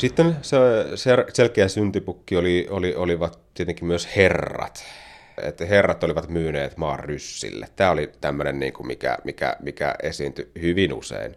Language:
Finnish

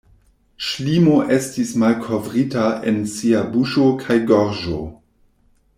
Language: Esperanto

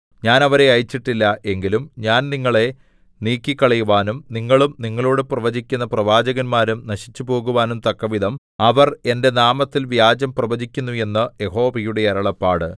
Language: Malayalam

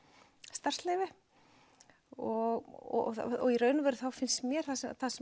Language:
Icelandic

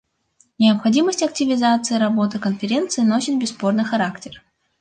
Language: Russian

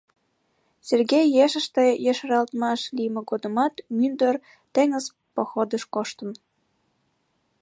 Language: Mari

